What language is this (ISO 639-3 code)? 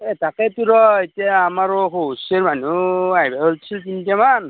asm